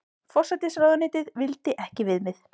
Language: Icelandic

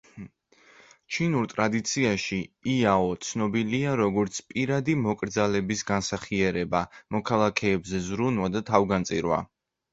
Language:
Georgian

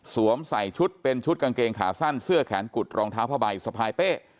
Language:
Thai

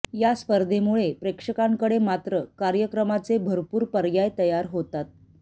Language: Marathi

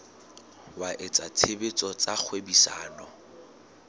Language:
Southern Sotho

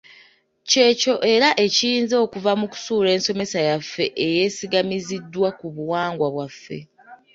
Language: Ganda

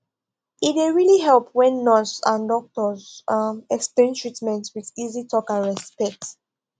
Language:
Nigerian Pidgin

